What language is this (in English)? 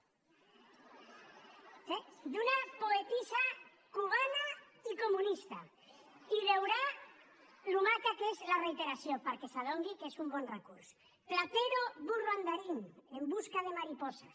Catalan